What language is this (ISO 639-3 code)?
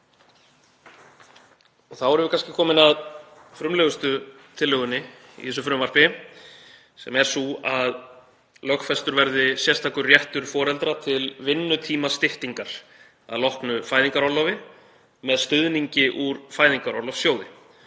isl